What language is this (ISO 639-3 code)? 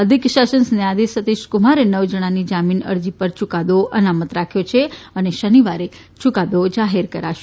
guj